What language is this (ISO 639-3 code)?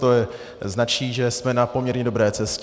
ces